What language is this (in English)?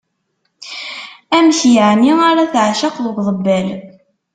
Kabyle